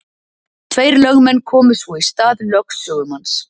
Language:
Icelandic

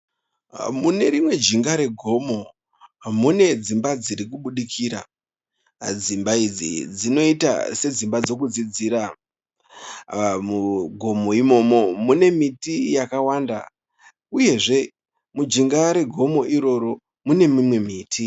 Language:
Shona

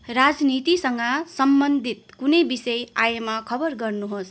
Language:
Nepali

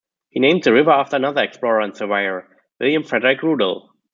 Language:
English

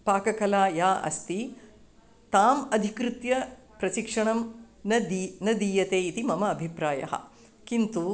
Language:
Sanskrit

